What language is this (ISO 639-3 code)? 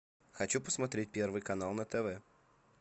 rus